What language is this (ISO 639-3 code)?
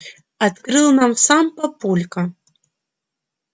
rus